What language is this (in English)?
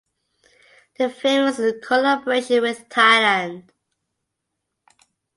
English